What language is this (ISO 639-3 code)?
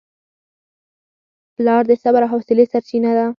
pus